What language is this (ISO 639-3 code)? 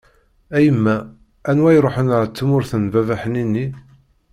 kab